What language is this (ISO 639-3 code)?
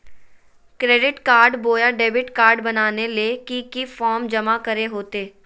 mag